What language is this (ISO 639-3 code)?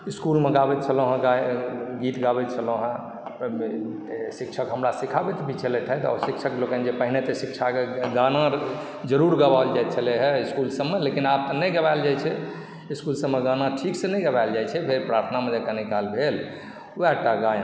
mai